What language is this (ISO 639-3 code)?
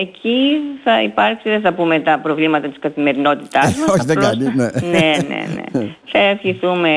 ell